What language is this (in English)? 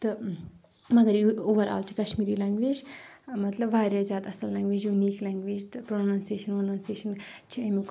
Kashmiri